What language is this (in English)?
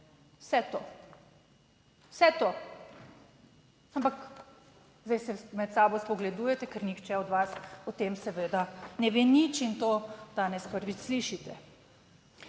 Slovenian